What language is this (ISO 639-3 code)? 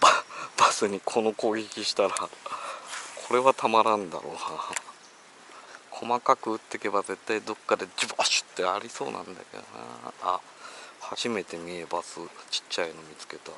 jpn